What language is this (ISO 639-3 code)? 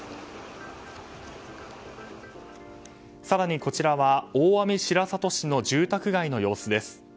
jpn